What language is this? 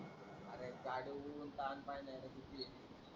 Marathi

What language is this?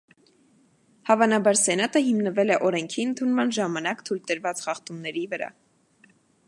Armenian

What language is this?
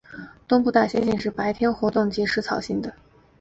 Chinese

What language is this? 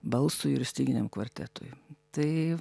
Lithuanian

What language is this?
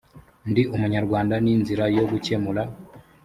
Kinyarwanda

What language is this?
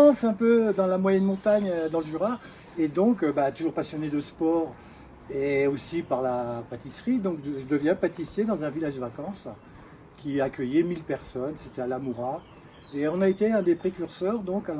French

